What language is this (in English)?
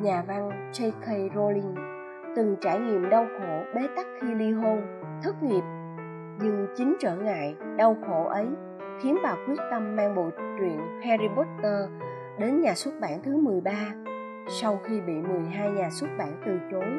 Vietnamese